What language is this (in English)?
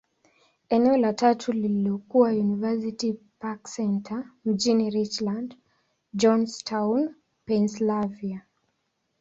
Swahili